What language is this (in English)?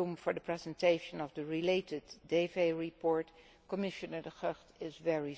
English